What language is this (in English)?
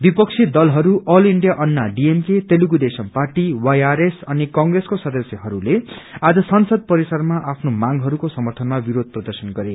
Nepali